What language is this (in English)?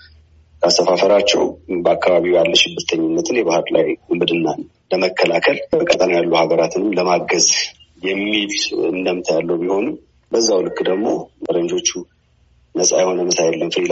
Amharic